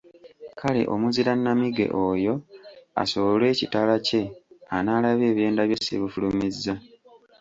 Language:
Ganda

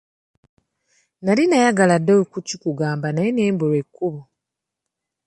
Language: Ganda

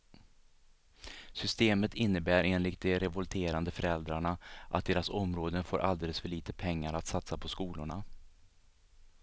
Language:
Swedish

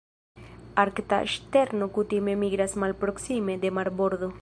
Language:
Esperanto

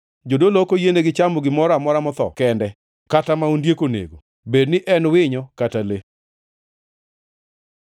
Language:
Luo (Kenya and Tanzania)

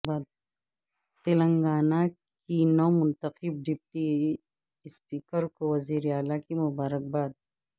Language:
Urdu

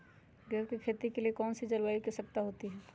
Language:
Magahi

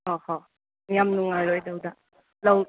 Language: Manipuri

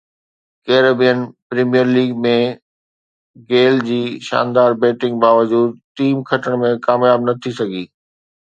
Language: Sindhi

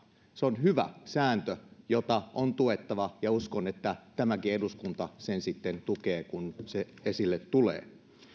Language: Finnish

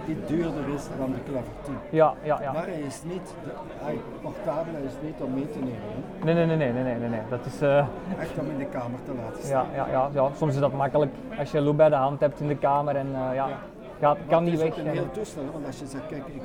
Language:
Dutch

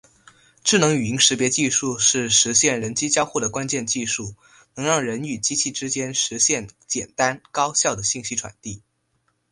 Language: Chinese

